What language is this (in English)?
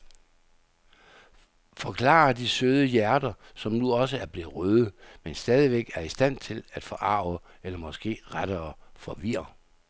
Danish